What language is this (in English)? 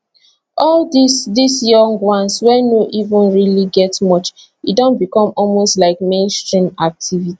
Nigerian Pidgin